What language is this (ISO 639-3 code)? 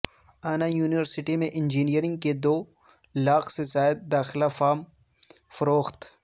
urd